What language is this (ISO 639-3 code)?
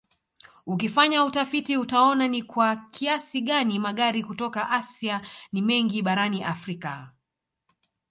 swa